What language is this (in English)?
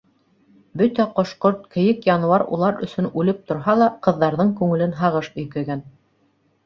Bashkir